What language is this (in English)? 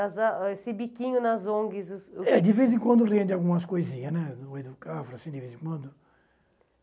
Portuguese